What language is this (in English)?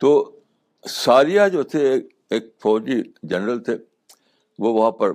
Urdu